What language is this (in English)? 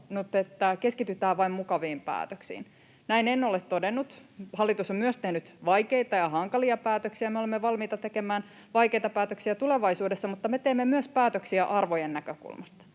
Finnish